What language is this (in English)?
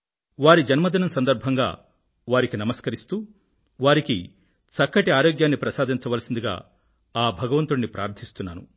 Telugu